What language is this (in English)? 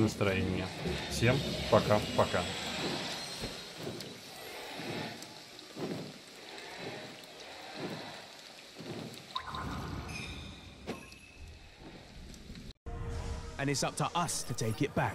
Russian